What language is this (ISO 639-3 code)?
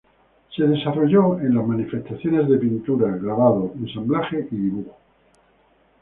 spa